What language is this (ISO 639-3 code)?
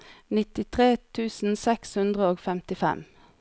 nor